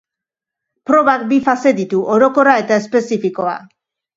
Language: Basque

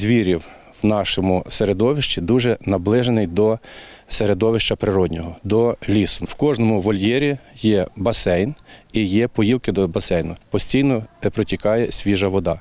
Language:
Ukrainian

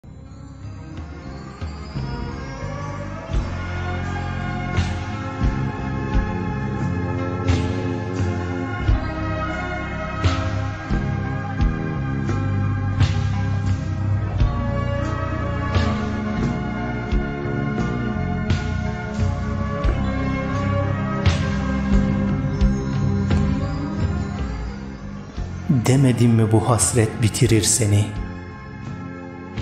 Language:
Turkish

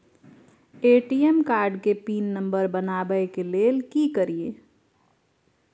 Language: Maithili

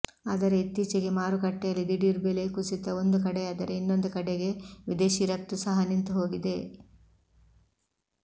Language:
Kannada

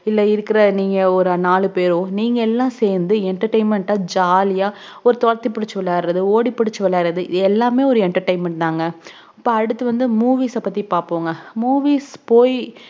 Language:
Tamil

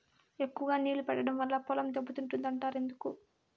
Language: Telugu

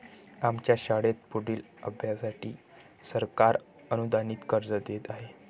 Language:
Marathi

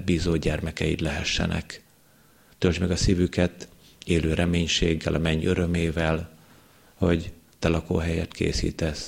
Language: Hungarian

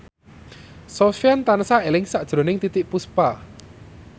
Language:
Javanese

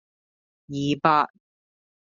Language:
Cantonese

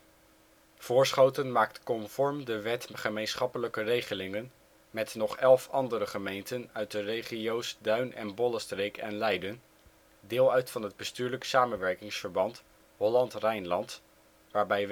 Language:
Dutch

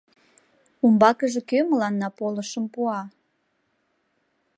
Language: Mari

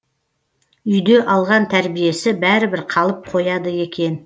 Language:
Kazakh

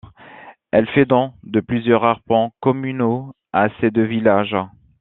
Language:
French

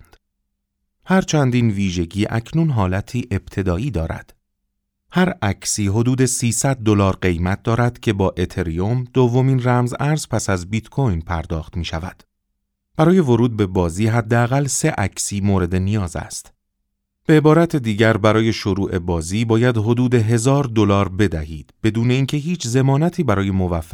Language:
Persian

